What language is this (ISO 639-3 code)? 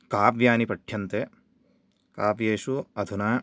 san